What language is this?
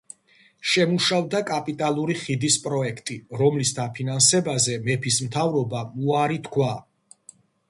Georgian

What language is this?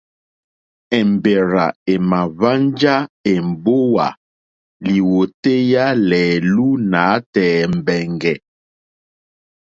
Mokpwe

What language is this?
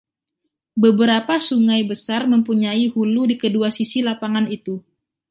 Indonesian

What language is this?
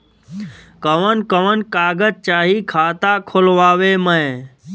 Bhojpuri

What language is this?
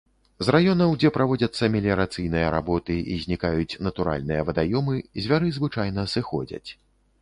Belarusian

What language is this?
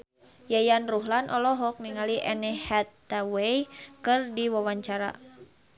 Sundanese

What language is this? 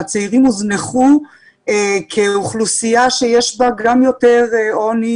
Hebrew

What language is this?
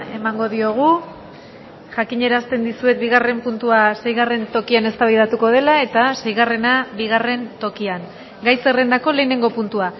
Basque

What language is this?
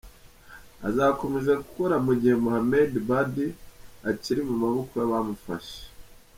Kinyarwanda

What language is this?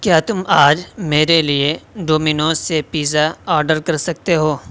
Urdu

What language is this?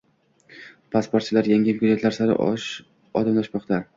Uzbek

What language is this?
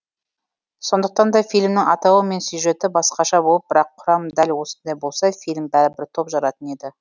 Kazakh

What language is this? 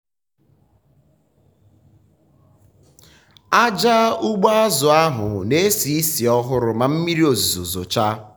Igbo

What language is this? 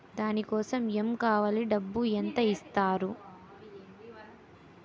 Telugu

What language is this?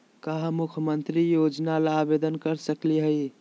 Magahi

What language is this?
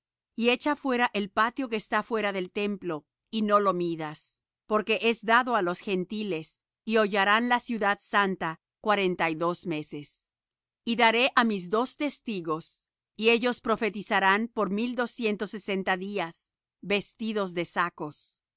Spanish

